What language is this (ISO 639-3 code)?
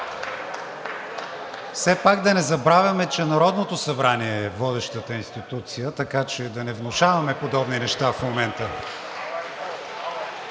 bul